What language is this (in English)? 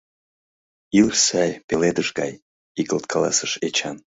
Mari